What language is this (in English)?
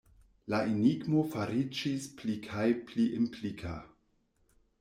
Esperanto